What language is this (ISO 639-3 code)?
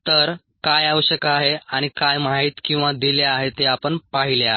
mar